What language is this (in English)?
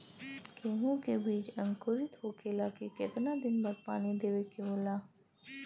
Bhojpuri